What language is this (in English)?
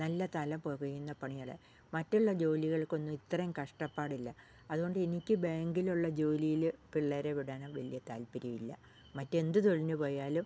Malayalam